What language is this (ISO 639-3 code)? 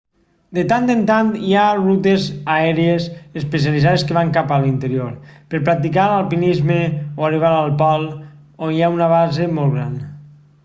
cat